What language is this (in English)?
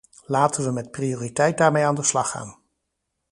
Dutch